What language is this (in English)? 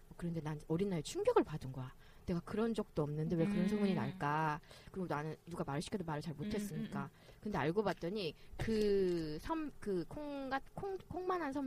Korean